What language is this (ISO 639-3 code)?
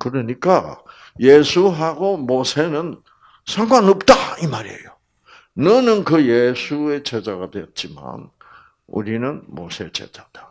kor